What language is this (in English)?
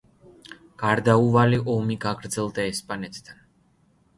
Georgian